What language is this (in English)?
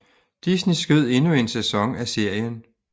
Danish